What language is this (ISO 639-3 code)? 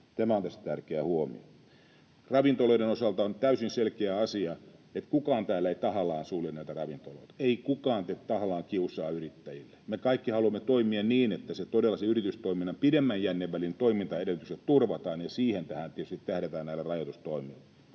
fin